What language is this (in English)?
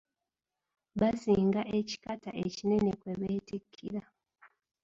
Ganda